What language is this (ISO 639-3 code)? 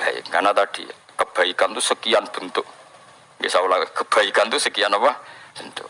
ind